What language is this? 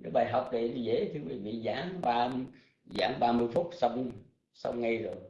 Vietnamese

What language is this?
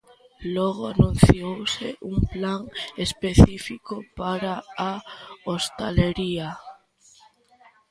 Galician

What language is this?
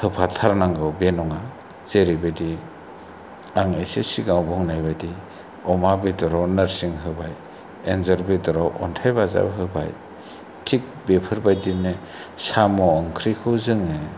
Bodo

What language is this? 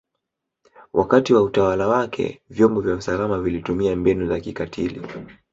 Swahili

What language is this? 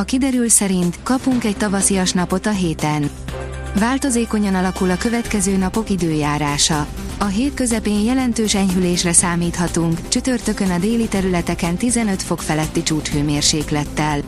Hungarian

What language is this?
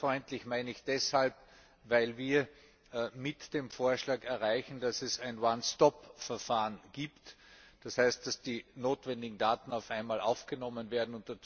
German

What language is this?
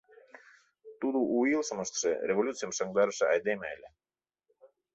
Mari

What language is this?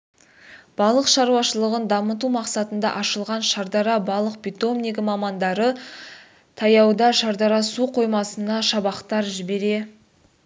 Kazakh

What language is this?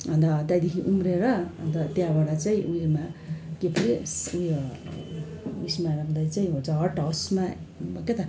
Nepali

